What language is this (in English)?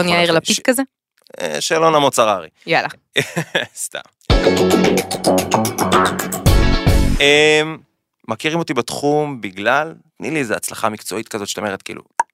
Hebrew